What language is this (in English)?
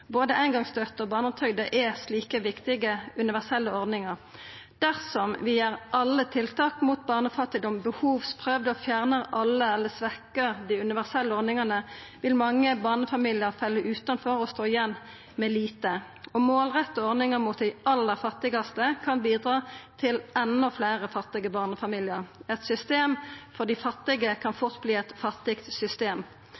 Norwegian Nynorsk